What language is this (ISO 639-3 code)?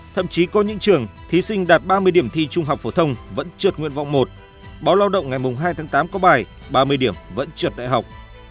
vie